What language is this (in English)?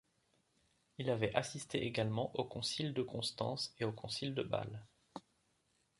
French